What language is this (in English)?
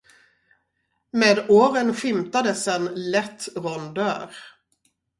Swedish